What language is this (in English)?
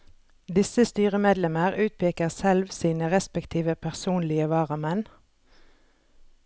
Norwegian